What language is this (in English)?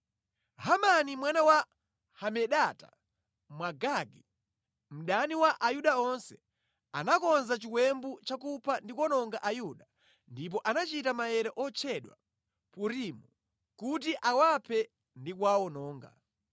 Nyanja